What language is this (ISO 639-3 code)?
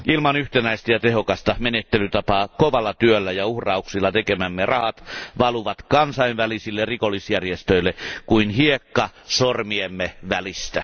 fin